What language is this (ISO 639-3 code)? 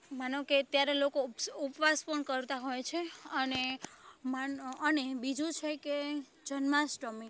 guj